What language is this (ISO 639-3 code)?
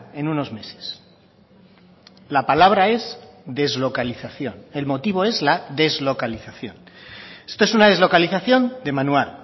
spa